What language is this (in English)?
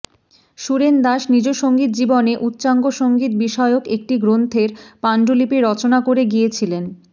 Bangla